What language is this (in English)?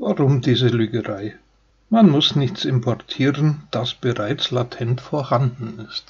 German